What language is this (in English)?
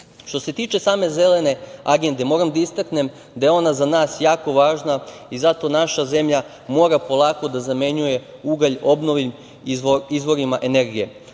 Serbian